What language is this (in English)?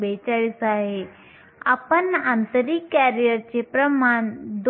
Marathi